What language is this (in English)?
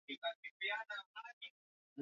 Swahili